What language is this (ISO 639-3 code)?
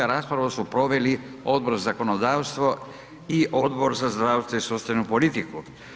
hrv